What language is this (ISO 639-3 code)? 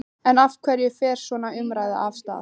isl